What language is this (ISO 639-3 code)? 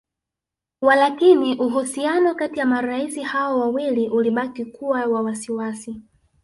swa